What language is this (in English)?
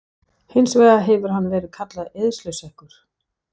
Icelandic